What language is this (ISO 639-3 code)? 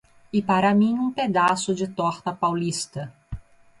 por